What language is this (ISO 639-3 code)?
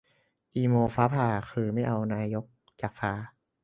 tha